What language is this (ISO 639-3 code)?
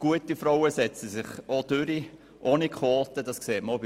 gsw